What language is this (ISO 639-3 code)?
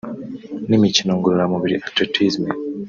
kin